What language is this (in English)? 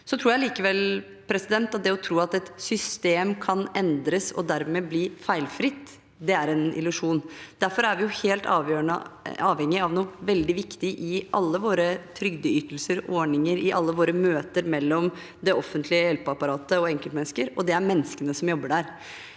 Norwegian